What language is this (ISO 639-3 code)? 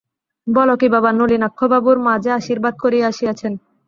ben